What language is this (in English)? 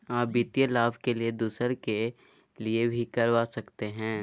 Magahi